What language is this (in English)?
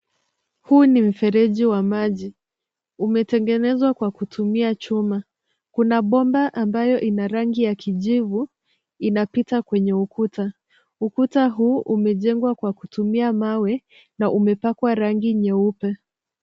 Swahili